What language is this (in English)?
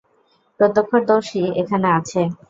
Bangla